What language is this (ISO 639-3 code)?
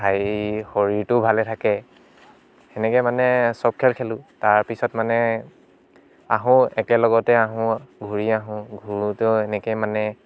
asm